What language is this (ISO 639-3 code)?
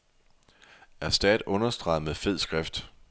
dan